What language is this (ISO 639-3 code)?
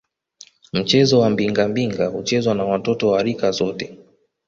swa